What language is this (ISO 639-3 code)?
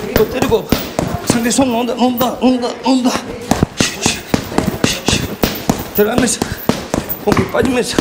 kor